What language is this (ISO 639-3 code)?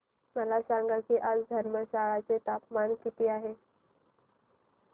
mar